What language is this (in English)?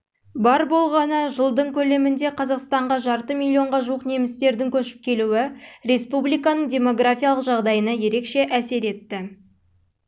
Kazakh